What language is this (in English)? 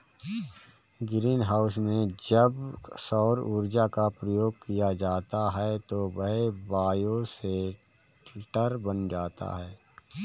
Hindi